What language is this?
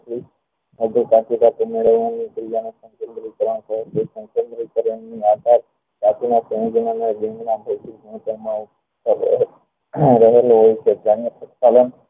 Gujarati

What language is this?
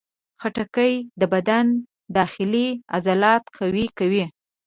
Pashto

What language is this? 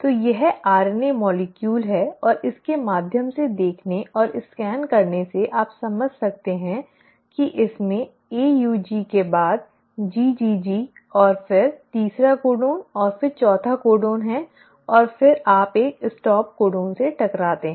Hindi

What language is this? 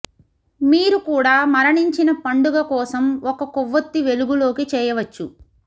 Telugu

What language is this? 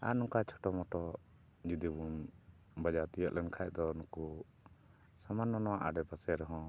Santali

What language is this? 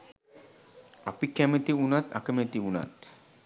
Sinhala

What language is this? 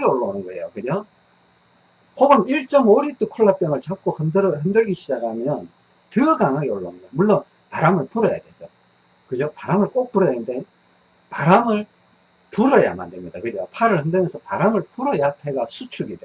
Korean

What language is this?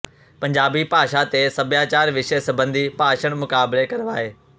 Punjabi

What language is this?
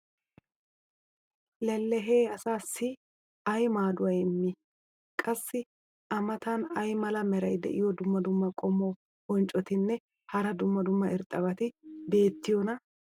Wolaytta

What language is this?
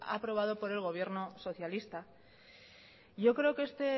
Spanish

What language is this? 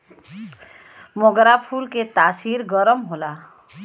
Bhojpuri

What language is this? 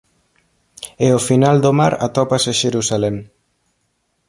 Galician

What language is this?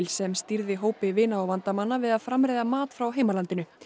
Icelandic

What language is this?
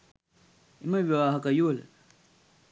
Sinhala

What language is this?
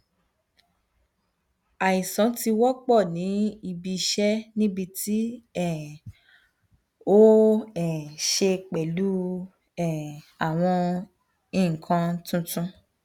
Yoruba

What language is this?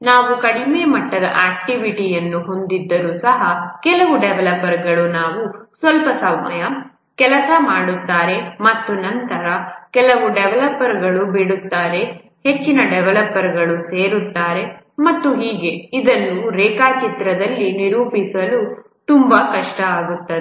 Kannada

